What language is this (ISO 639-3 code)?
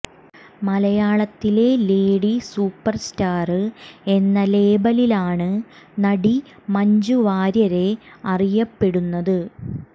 mal